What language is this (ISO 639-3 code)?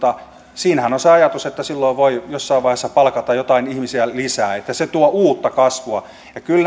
fin